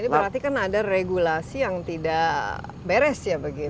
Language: Indonesian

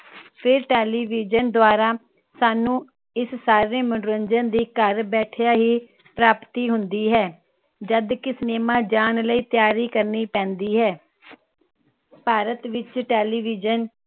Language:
Punjabi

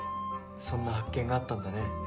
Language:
Japanese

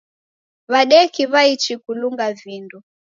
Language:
Taita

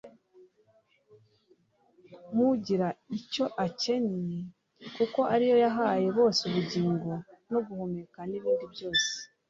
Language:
Kinyarwanda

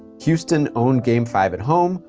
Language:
English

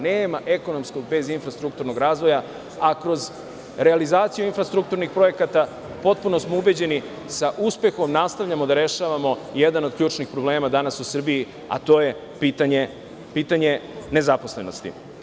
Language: Serbian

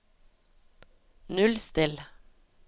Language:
Norwegian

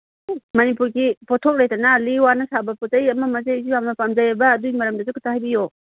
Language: Manipuri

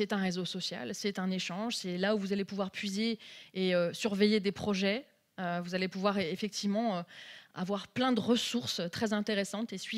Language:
French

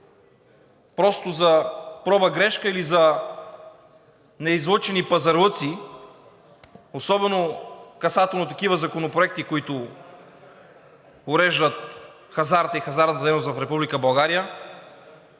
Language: Bulgarian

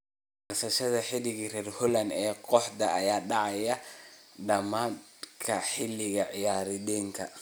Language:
Somali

